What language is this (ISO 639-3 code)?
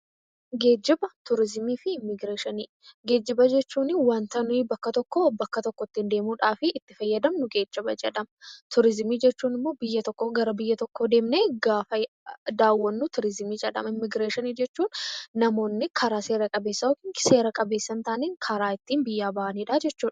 orm